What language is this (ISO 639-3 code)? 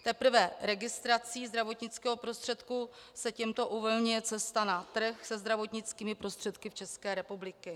ces